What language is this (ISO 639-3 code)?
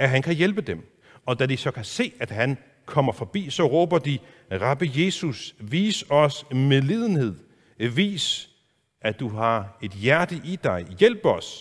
dan